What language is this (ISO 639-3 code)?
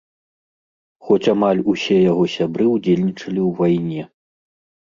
bel